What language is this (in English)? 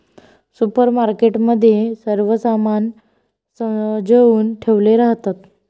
Marathi